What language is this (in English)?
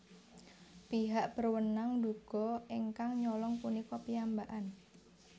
Javanese